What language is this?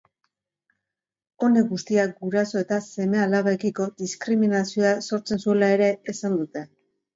Basque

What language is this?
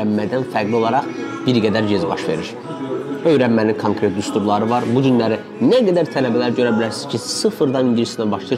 Turkish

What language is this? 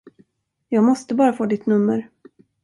Swedish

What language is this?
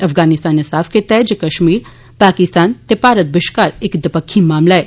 Dogri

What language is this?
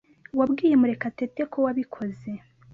Kinyarwanda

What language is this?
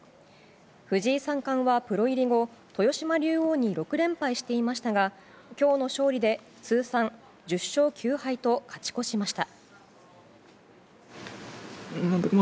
Japanese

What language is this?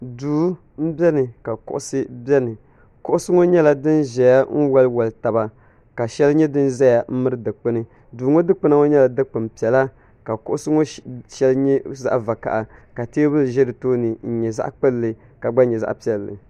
Dagbani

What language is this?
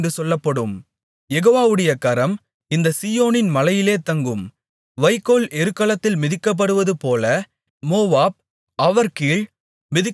Tamil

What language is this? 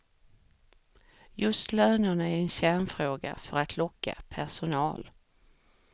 Swedish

